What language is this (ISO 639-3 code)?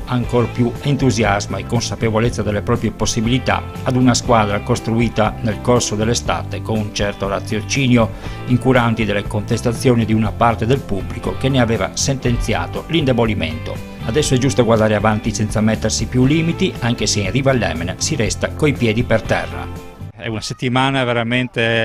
ita